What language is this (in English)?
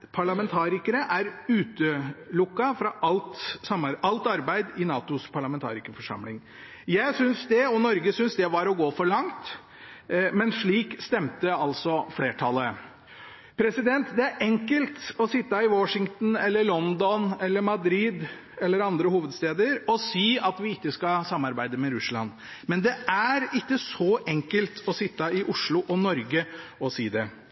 Norwegian Bokmål